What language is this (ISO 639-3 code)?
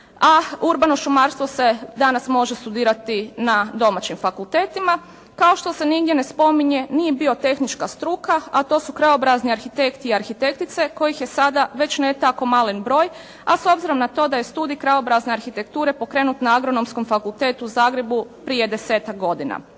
hrv